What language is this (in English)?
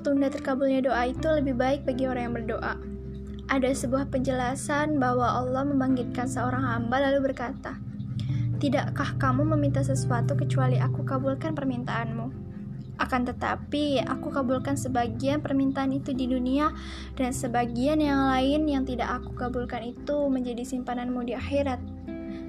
Indonesian